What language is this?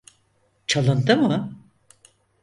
Turkish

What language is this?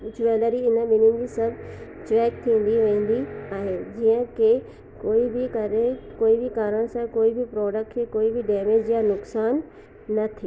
Sindhi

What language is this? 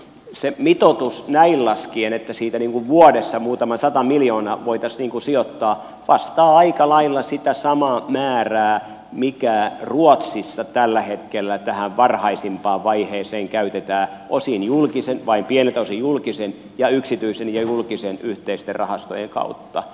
Finnish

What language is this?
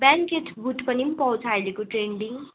Nepali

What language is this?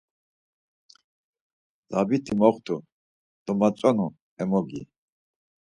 Laz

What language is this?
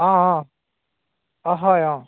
Assamese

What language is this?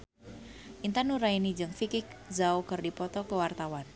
Sundanese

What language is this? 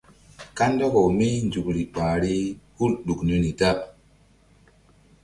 Mbum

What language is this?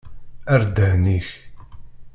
Kabyle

